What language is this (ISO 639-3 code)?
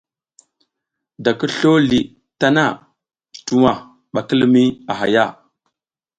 giz